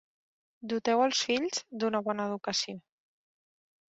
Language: Catalan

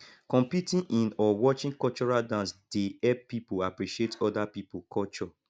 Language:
Nigerian Pidgin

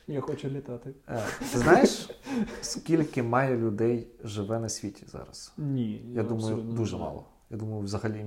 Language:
Ukrainian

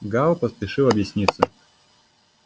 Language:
Russian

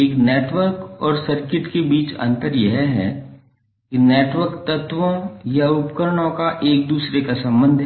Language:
Hindi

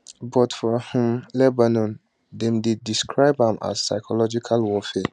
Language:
Nigerian Pidgin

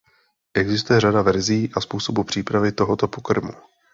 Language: Czech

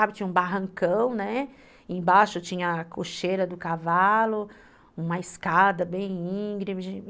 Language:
Portuguese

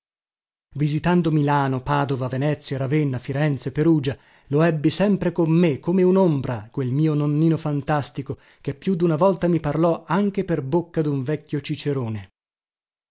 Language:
Italian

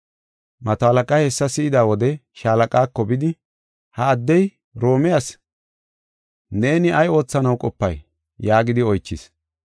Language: Gofa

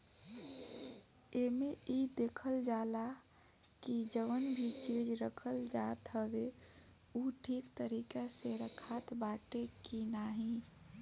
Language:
Bhojpuri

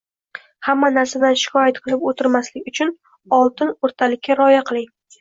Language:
Uzbek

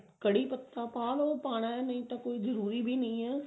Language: Punjabi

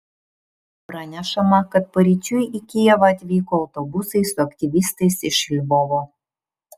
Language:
Lithuanian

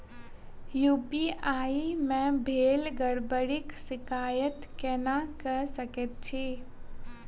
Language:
Maithili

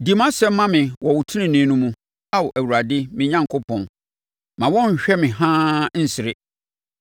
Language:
Akan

